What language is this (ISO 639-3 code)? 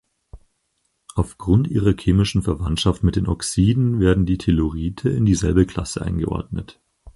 deu